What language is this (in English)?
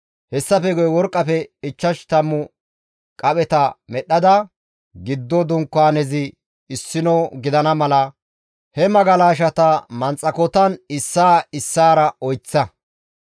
Gamo